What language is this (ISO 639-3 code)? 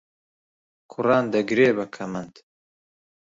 ckb